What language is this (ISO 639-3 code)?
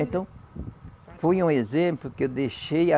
por